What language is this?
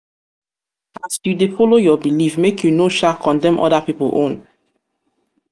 Nigerian Pidgin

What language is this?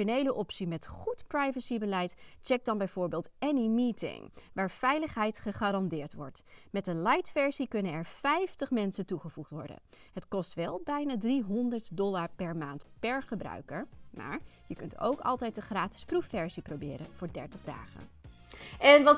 Dutch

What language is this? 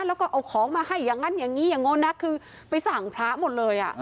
Thai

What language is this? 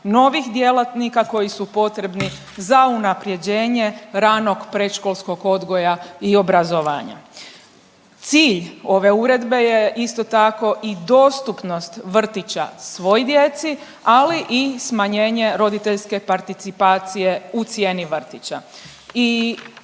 Croatian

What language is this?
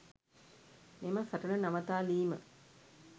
Sinhala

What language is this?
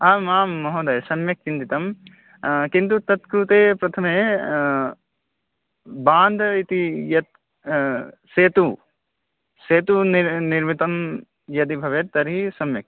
Sanskrit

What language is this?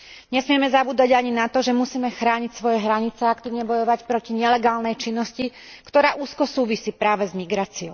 Slovak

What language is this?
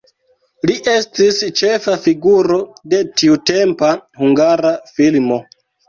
Esperanto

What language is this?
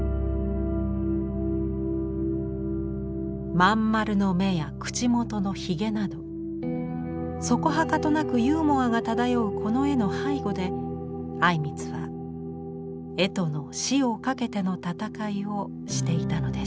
Japanese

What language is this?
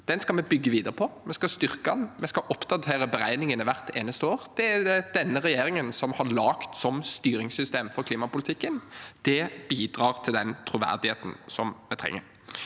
Norwegian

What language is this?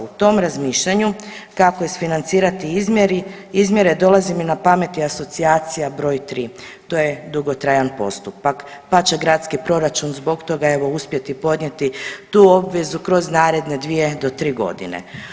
Croatian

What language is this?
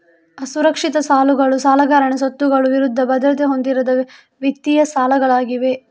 Kannada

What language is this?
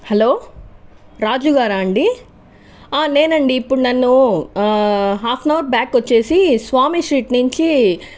Telugu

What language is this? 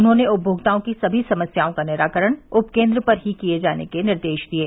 Hindi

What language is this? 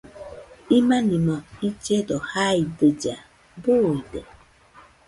Nüpode Huitoto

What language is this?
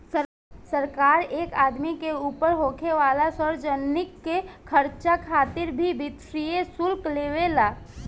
Bhojpuri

